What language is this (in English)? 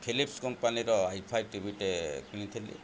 Odia